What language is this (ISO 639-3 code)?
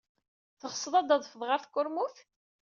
kab